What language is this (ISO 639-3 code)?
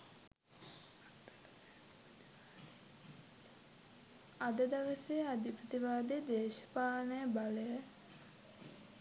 sin